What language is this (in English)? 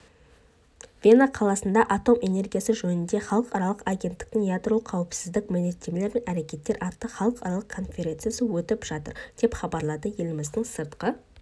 Kazakh